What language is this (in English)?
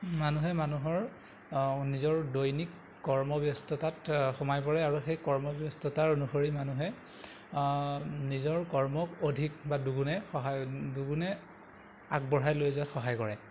Assamese